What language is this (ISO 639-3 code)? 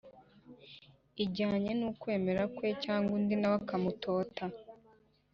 kin